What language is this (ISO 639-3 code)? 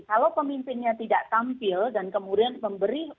ind